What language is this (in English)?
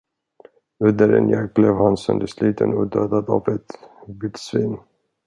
Swedish